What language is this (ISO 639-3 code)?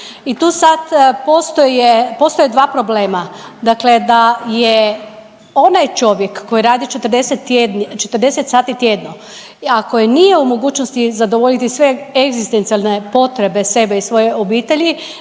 hrv